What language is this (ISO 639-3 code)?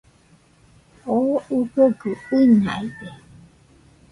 hux